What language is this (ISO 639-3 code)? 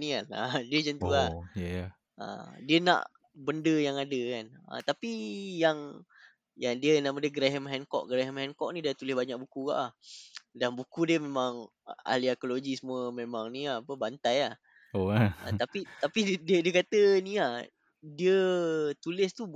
msa